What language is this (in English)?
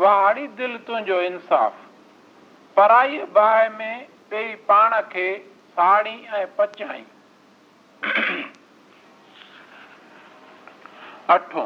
Hindi